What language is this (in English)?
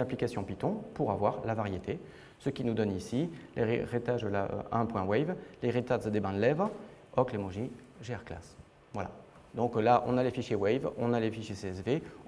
French